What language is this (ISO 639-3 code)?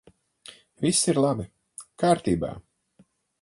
lav